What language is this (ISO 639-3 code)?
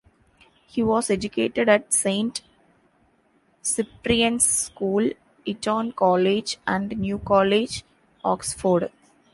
eng